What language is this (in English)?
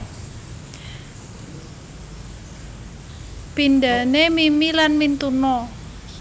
Javanese